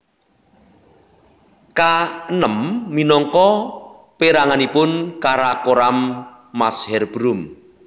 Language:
Javanese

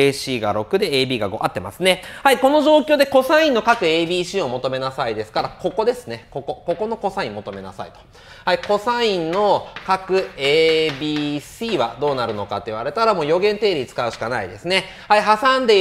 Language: Japanese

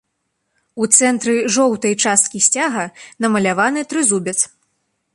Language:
Belarusian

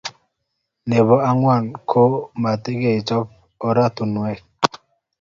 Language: Kalenjin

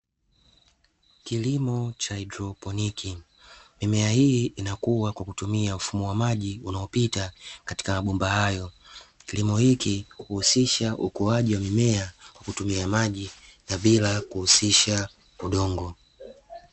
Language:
Swahili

